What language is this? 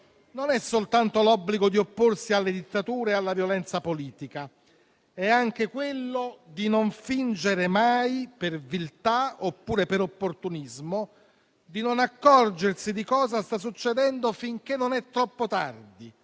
Italian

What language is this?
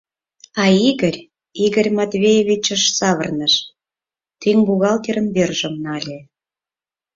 Mari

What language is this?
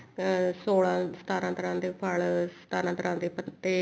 Punjabi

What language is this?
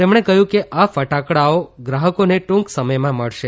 Gujarati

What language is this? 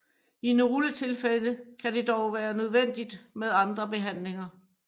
Danish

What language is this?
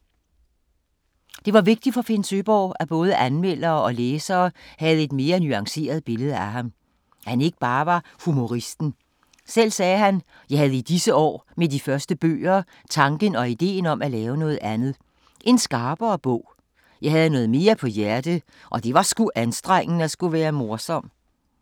Danish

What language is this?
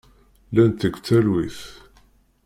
Kabyle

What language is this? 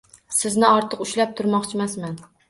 Uzbek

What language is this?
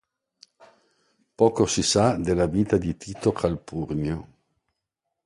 Italian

